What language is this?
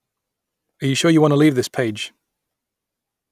English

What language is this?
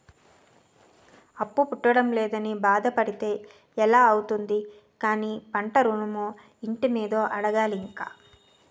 Telugu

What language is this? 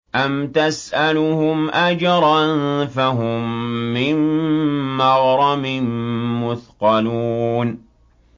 Arabic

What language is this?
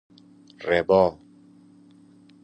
Persian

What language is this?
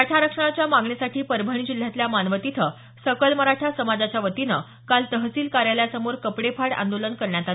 Marathi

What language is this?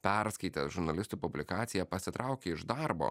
Lithuanian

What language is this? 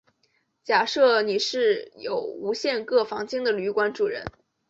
Chinese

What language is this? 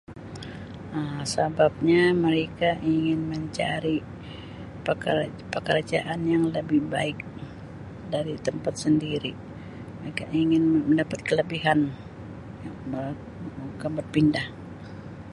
Sabah Malay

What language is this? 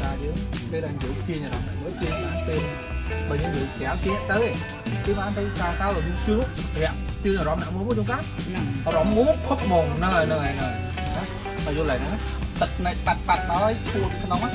Vietnamese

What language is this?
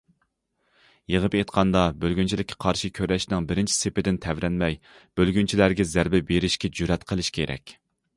Uyghur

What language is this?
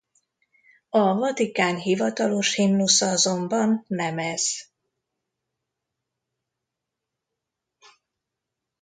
Hungarian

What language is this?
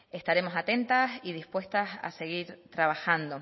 Spanish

